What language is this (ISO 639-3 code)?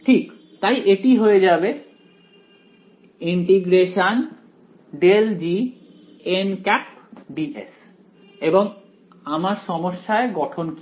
ben